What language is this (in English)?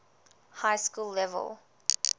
English